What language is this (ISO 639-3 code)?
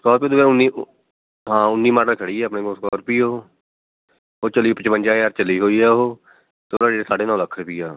pan